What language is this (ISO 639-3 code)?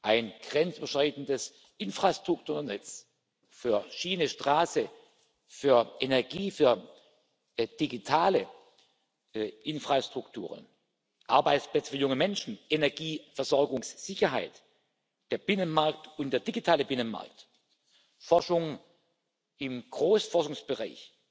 deu